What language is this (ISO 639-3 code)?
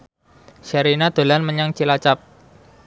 jav